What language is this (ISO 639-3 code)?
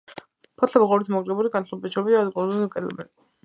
kat